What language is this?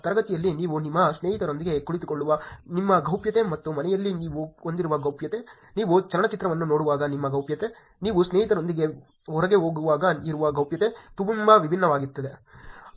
Kannada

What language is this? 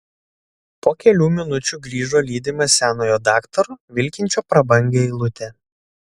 Lithuanian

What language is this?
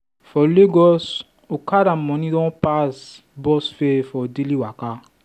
Nigerian Pidgin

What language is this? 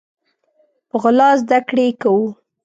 Pashto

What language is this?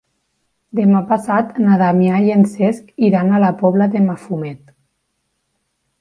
Catalan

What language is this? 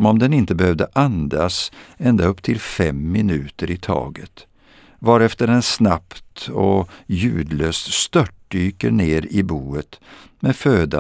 Swedish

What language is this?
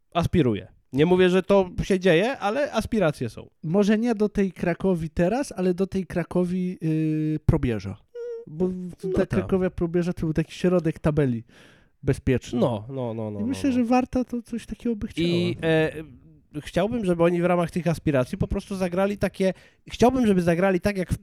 Polish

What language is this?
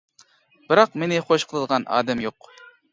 Uyghur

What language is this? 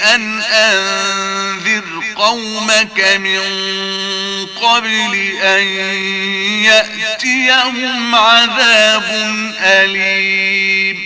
Arabic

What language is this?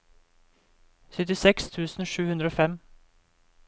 Norwegian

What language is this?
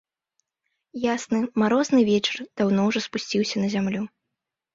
Belarusian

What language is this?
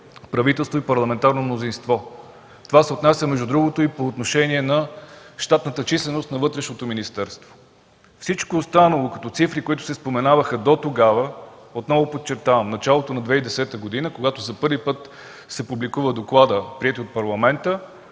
Bulgarian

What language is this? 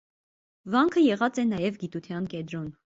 Armenian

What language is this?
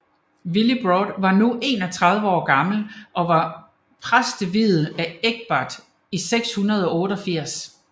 Danish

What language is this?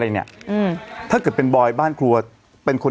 Thai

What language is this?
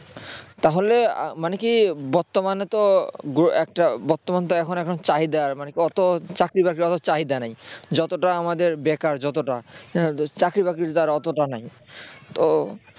Bangla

